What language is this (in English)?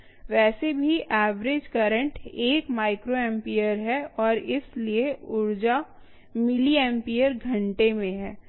Hindi